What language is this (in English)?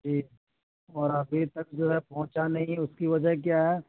Urdu